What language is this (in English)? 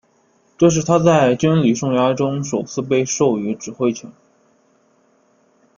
Chinese